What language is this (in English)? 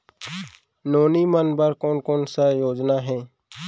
Chhattisgarhi